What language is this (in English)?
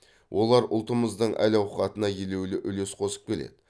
Kazakh